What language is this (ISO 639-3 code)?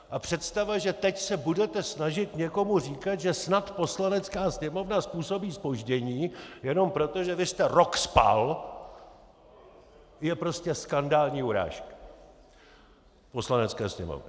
ces